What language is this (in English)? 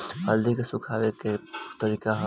Bhojpuri